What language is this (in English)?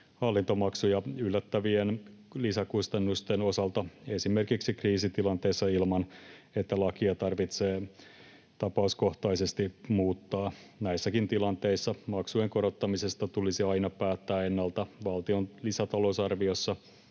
Finnish